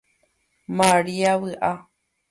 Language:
Guarani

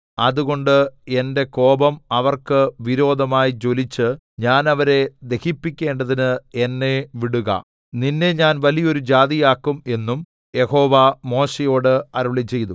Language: Malayalam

